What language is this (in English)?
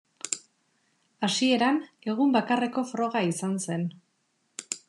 Basque